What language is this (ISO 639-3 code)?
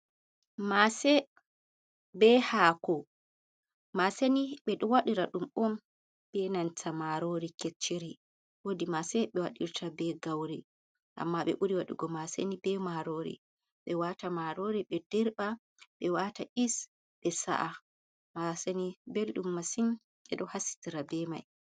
ful